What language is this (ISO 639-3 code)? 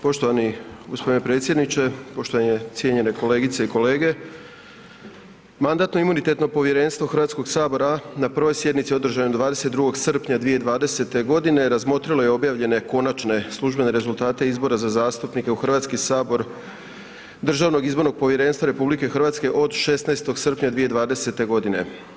hrv